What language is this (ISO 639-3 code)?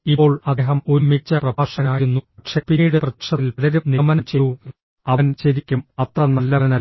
mal